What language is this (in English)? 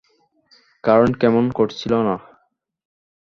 Bangla